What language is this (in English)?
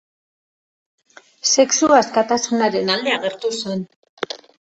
Basque